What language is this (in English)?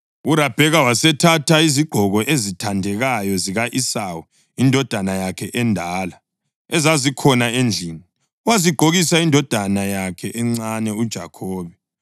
North Ndebele